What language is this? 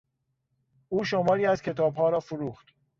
Persian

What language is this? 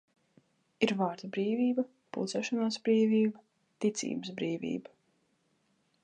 Latvian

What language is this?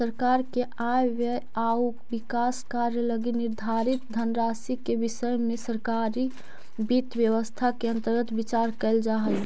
Magahi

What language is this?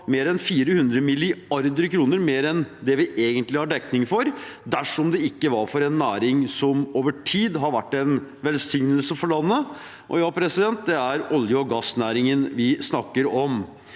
Norwegian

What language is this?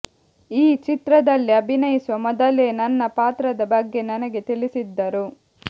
Kannada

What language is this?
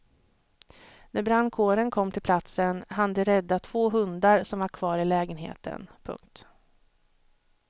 Swedish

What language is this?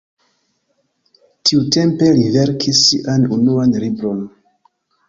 Esperanto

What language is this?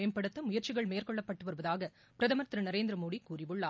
Tamil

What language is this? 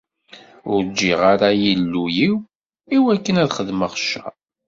Kabyle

